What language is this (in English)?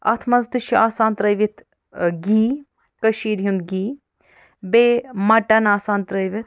Kashmiri